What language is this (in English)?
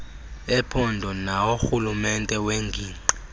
Xhosa